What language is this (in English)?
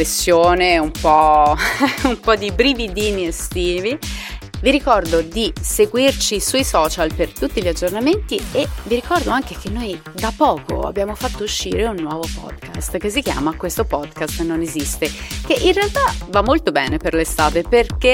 Italian